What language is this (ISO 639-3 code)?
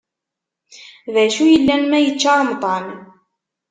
kab